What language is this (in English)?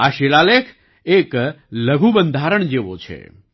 Gujarati